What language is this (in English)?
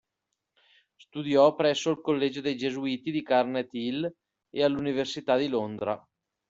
Italian